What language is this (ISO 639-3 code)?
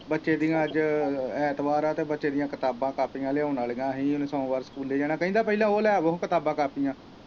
pan